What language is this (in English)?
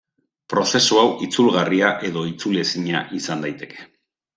Basque